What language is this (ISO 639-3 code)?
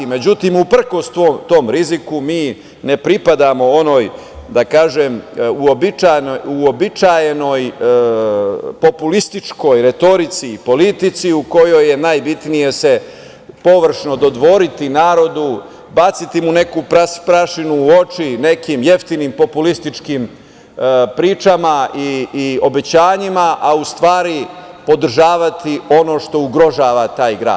srp